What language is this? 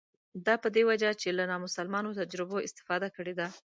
Pashto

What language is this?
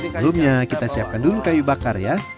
Indonesian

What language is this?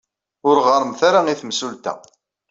Kabyle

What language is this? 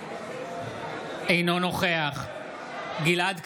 Hebrew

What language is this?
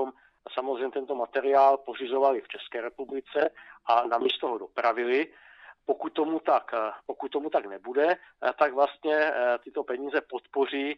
Czech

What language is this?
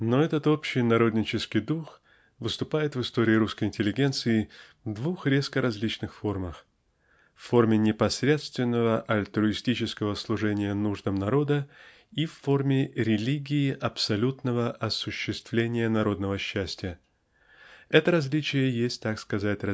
Russian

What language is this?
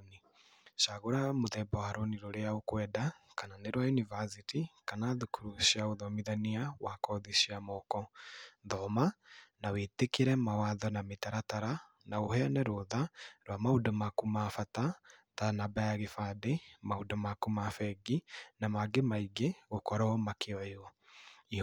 Kikuyu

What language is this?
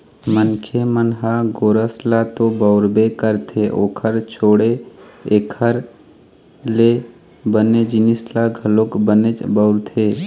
Chhattisgarhi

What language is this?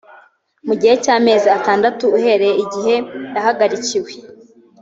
Kinyarwanda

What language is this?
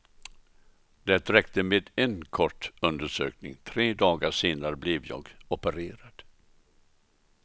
Swedish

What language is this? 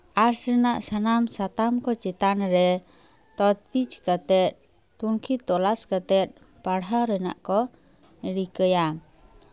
Santali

